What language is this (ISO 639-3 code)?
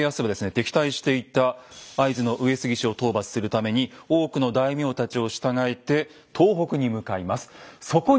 jpn